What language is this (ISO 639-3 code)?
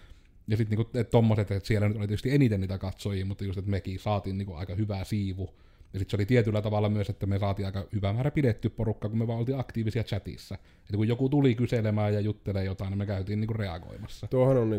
fin